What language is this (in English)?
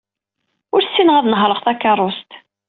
Kabyle